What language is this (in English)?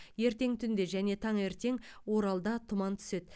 Kazakh